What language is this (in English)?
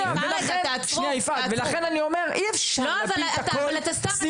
Hebrew